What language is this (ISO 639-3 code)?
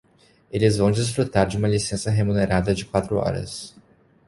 por